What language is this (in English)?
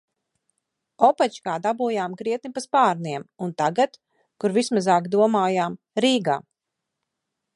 Latvian